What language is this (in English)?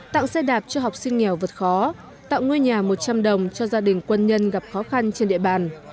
Vietnamese